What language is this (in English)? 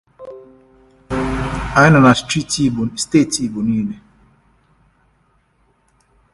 Igbo